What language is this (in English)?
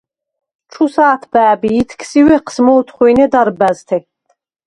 Svan